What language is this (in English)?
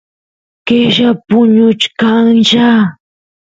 Santiago del Estero Quichua